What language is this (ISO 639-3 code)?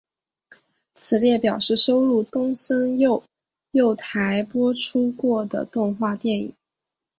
zho